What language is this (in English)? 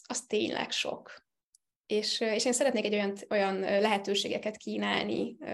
Hungarian